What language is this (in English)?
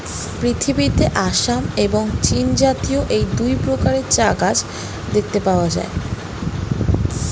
Bangla